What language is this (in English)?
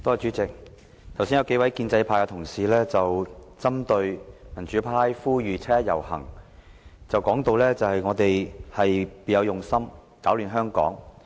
Cantonese